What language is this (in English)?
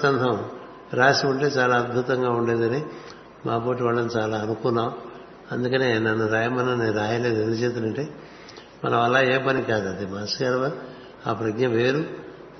Telugu